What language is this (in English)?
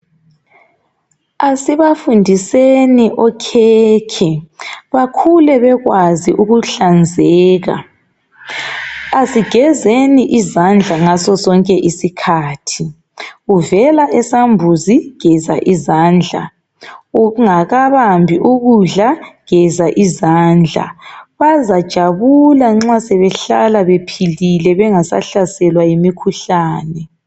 North Ndebele